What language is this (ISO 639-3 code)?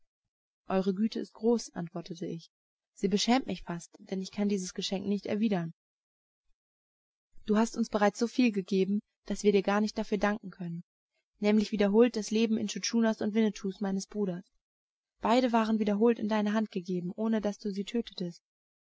deu